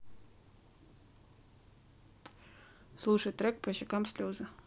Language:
Russian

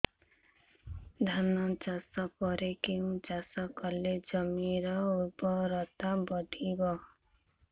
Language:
Odia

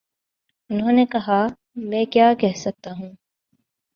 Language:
Urdu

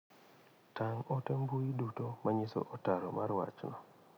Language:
Luo (Kenya and Tanzania)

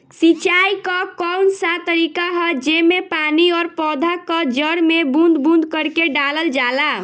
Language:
Bhojpuri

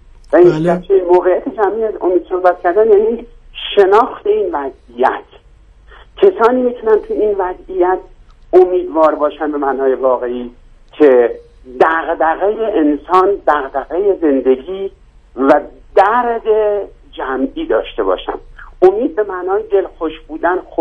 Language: Persian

